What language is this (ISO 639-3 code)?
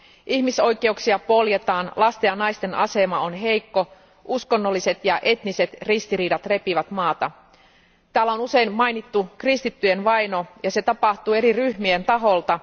fin